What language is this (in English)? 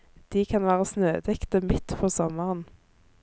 Norwegian